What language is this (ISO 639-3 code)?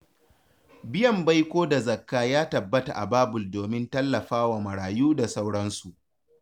hau